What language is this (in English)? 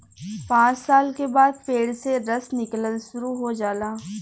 Bhojpuri